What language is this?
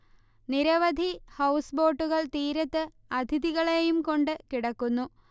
Malayalam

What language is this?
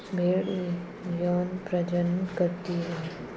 Hindi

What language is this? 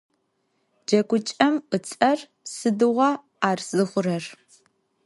Adyghe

